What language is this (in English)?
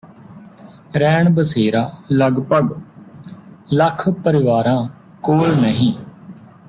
Punjabi